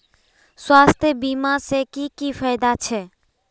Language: Magahi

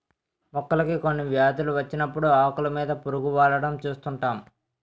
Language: Telugu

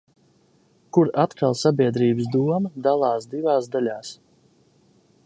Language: Latvian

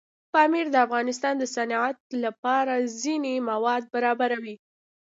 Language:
Pashto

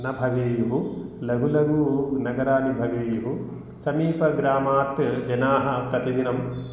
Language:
Sanskrit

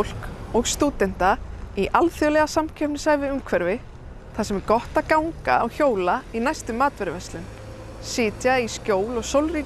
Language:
Icelandic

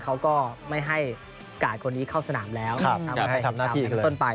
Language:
Thai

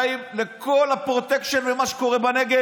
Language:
Hebrew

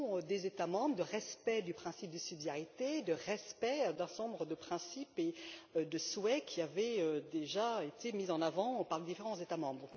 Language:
French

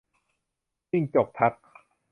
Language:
Thai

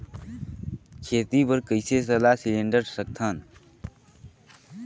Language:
Chhattisgarhi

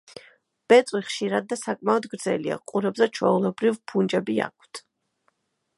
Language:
Georgian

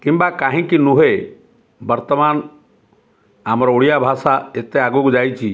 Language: Odia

